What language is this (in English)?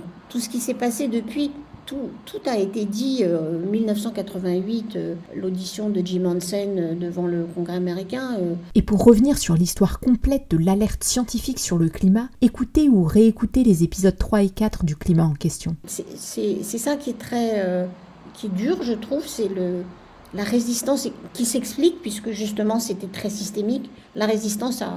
French